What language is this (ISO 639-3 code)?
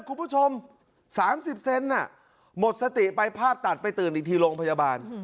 tha